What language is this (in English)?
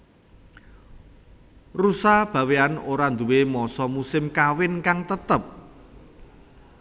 Javanese